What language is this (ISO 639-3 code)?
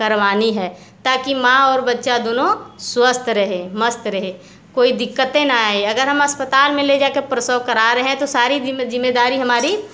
hin